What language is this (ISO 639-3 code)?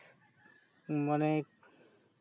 sat